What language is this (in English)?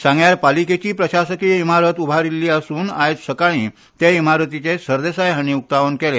Konkani